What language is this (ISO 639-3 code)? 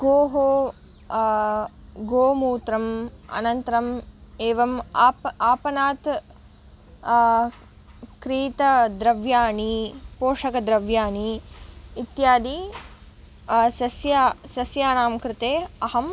san